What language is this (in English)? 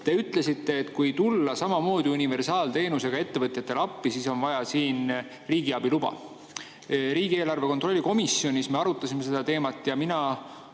Estonian